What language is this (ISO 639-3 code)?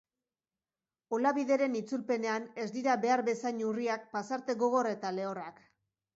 eus